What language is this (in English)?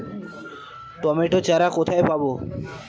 Bangla